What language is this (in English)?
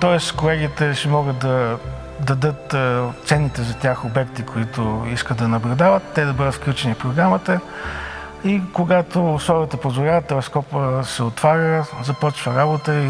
Bulgarian